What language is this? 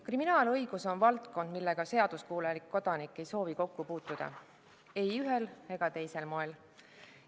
Estonian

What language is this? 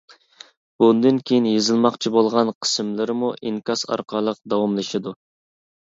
Uyghur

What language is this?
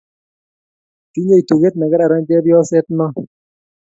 Kalenjin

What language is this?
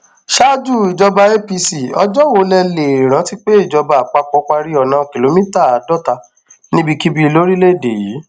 Yoruba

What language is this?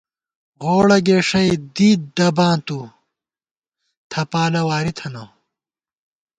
Gawar-Bati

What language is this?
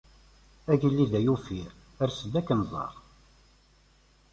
Kabyle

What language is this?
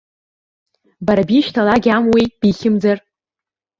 Abkhazian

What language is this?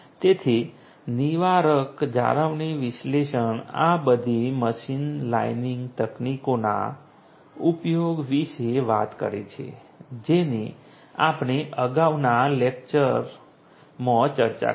Gujarati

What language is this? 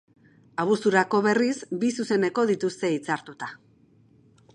Basque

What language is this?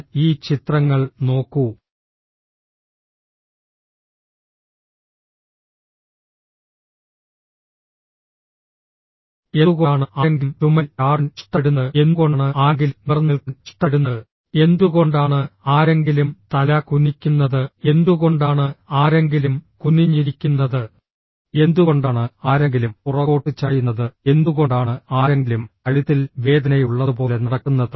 Malayalam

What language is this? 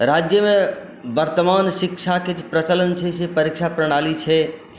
Maithili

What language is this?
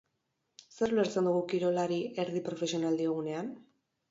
Basque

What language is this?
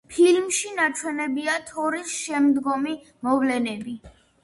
Georgian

